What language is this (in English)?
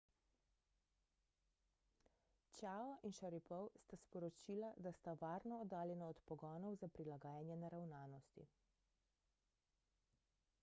Slovenian